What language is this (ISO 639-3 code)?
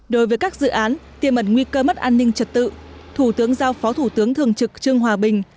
vie